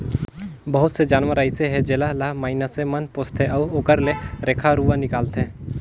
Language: Chhattisgarhi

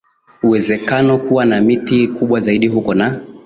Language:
Swahili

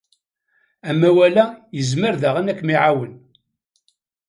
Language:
Kabyle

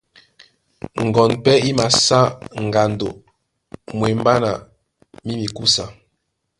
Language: Duala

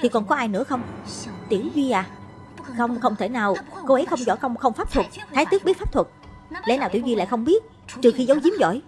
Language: Vietnamese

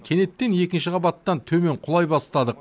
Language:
Kazakh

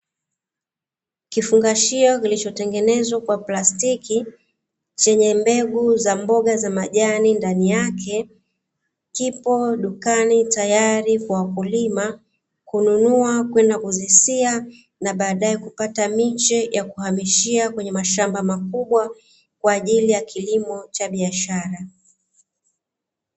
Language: Swahili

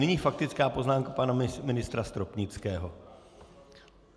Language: Czech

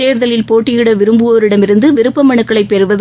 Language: Tamil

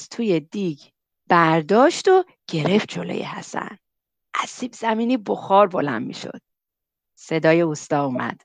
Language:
Persian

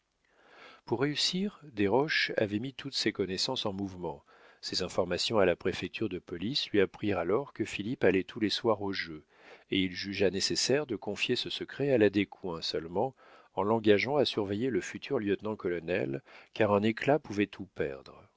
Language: French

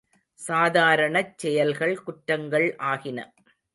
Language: Tamil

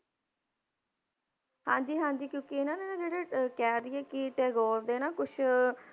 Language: Punjabi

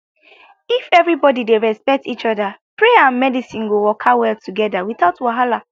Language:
Nigerian Pidgin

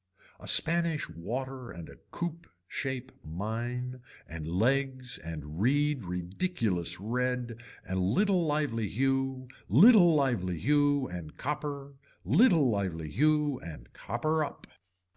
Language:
English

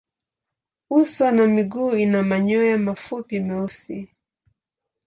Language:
Swahili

